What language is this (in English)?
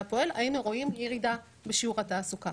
Hebrew